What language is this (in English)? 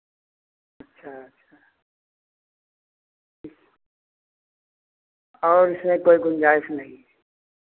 Hindi